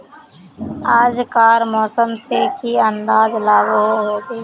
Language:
Magahi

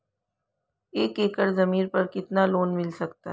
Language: Hindi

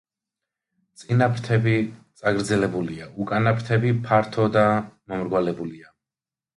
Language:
Georgian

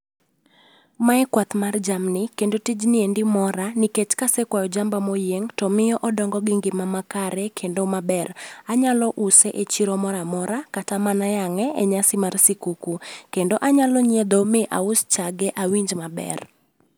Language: Luo (Kenya and Tanzania)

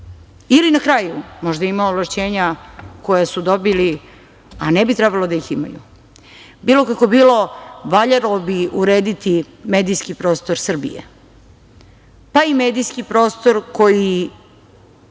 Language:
Serbian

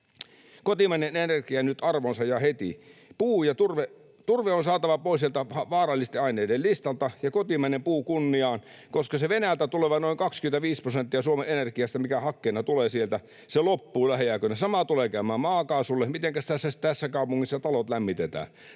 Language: Finnish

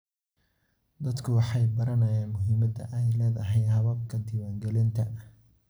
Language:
Somali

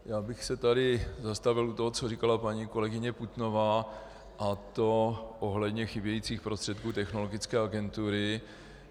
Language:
Czech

